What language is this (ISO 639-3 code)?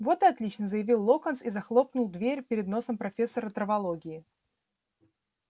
rus